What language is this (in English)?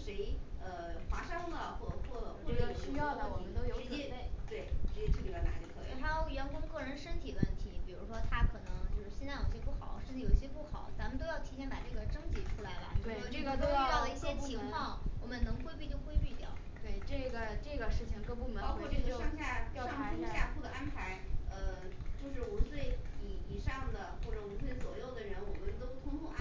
Chinese